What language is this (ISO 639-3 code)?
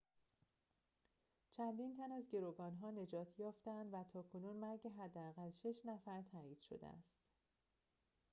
fas